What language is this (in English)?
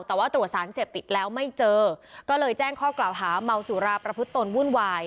Thai